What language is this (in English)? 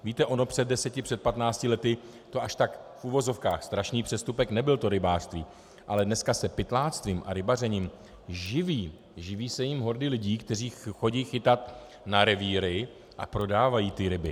Czech